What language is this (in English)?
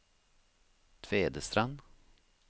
Norwegian